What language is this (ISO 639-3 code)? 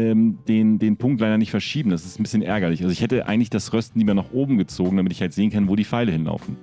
deu